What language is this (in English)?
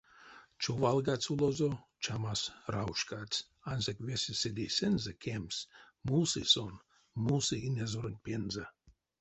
Erzya